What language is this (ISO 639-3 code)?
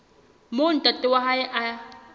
sot